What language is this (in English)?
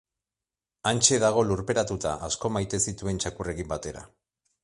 Basque